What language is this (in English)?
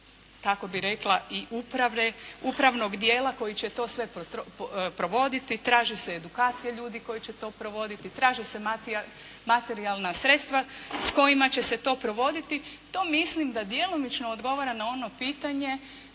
Croatian